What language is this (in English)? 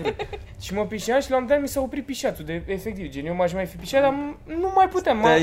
Romanian